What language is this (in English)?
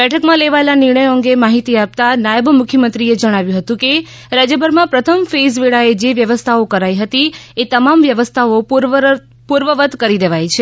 Gujarati